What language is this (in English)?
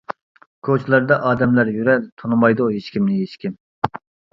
Uyghur